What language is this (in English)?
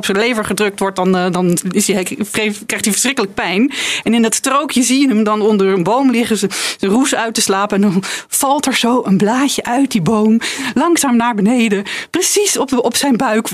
Dutch